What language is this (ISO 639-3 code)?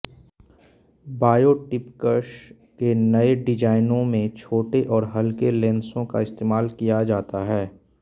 hin